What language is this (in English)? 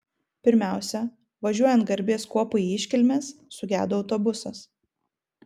Lithuanian